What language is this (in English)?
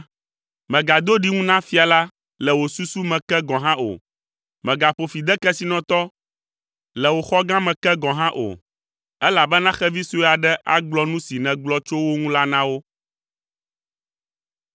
Ewe